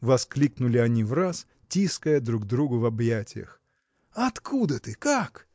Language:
Russian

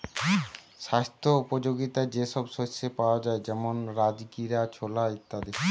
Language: Bangla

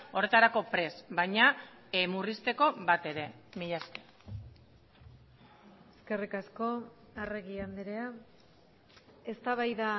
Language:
Basque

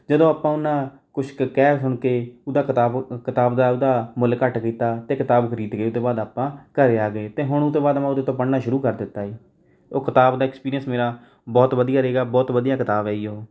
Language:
Punjabi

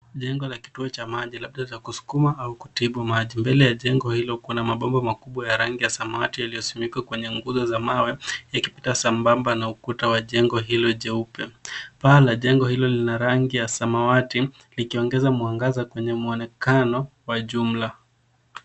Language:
Swahili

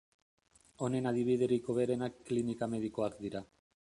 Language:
Basque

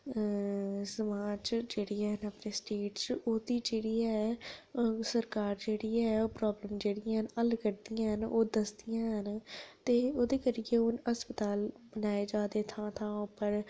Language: Dogri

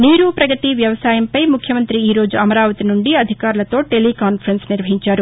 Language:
Telugu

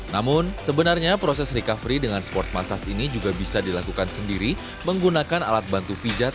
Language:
Indonesian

